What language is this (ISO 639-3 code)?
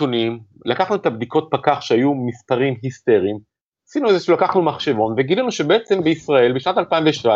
heb